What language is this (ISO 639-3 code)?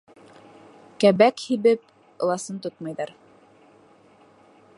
bak